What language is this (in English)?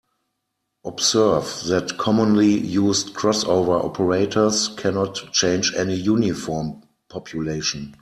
English